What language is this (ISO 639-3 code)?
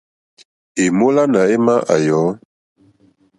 bri